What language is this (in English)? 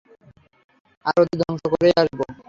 Bangla